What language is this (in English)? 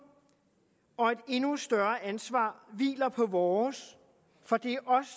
Danish